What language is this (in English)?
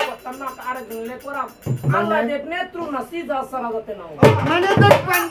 Thai